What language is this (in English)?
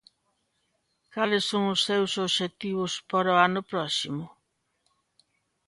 Galician